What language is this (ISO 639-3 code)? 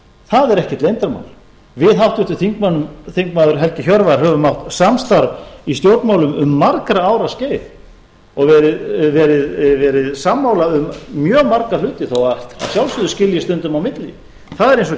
isl